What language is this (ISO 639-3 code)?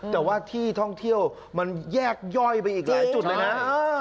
tha